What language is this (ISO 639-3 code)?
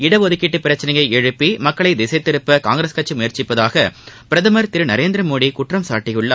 tam